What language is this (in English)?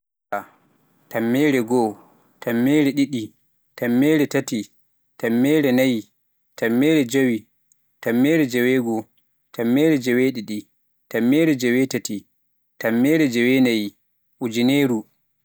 Pular